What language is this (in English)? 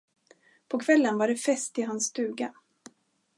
Swedish